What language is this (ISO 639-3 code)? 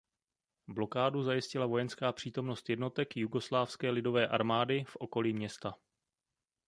ces